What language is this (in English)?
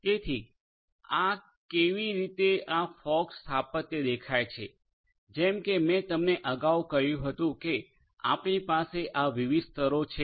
Gujarati